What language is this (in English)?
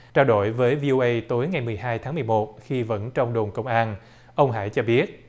Vietnamese